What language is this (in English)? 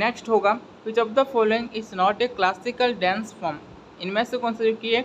Hindi